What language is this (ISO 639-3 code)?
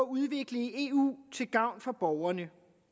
dan